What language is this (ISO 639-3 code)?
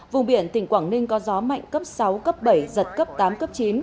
vie